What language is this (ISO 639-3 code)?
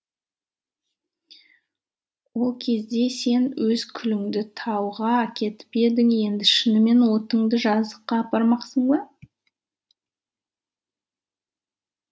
kaz